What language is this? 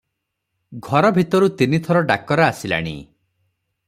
Odia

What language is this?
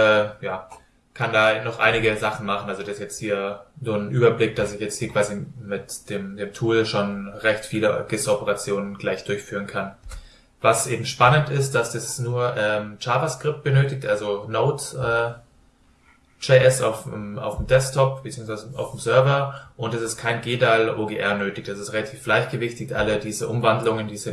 German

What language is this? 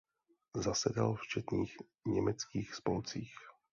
Czech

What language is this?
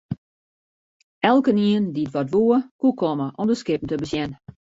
Western Frisian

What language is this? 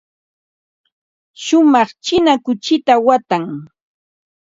Ambo-Pasco Quechua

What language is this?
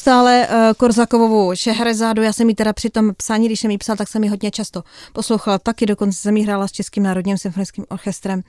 Czech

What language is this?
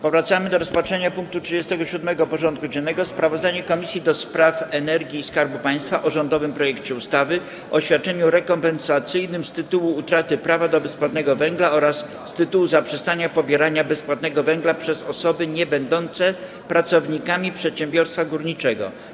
Polish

